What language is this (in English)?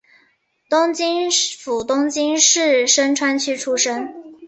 Chinese